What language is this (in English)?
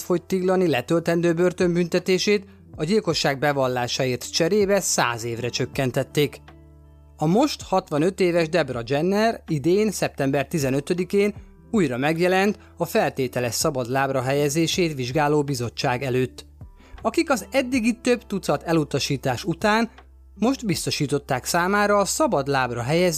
Hungarian